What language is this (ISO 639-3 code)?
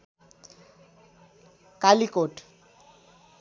nep